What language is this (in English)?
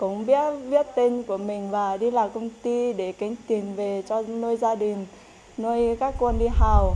Vietnamese